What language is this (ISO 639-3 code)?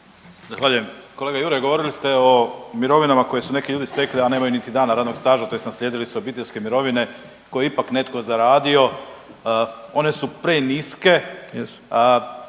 hrv